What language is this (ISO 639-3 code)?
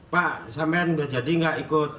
ind